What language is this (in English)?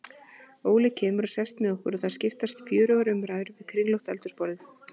Icelandic